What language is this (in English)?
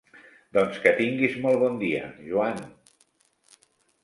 Catalan